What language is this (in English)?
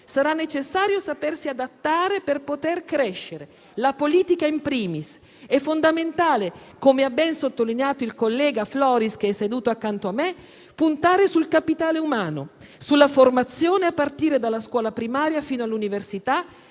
Italian